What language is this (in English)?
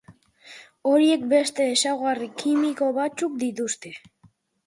Basque